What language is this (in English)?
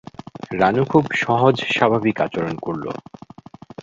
Bangla